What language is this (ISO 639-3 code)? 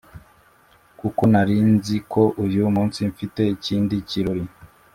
kin